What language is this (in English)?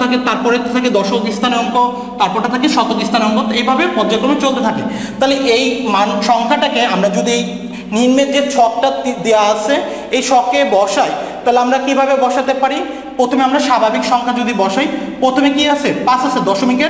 Romanian